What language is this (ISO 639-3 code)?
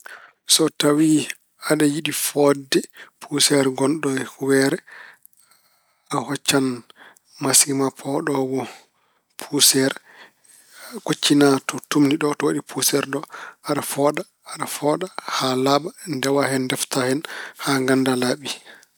ful